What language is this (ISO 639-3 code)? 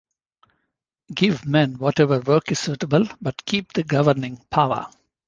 eng